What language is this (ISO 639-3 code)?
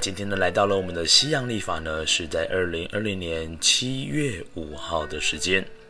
zho